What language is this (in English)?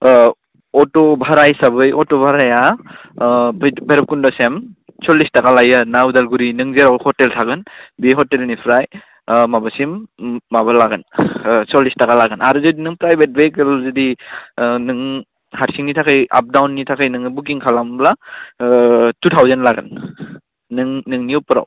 Bodo